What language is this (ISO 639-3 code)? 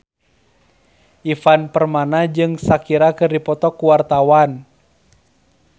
sun